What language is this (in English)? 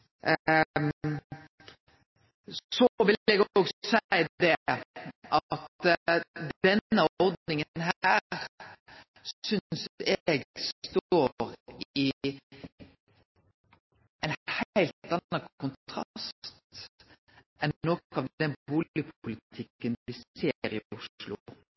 Norwegian Nynorsk